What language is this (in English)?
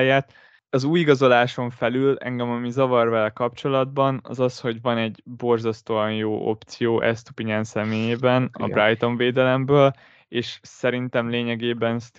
Hungarian